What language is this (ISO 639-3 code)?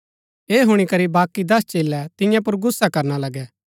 gbk